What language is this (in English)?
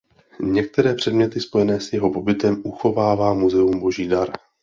Czech